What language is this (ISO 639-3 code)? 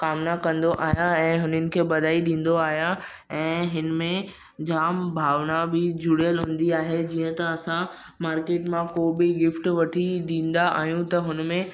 snd